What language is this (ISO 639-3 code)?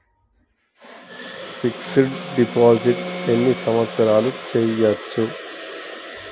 tel